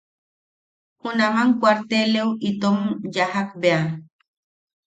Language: Yaqui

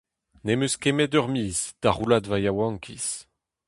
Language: Breton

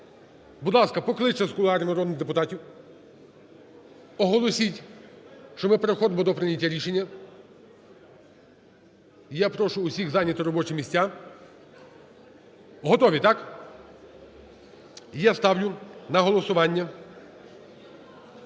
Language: Ukrainian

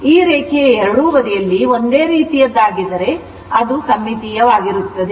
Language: Kannada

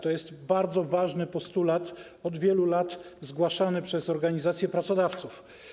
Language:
Polish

